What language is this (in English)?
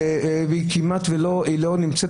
Hebrew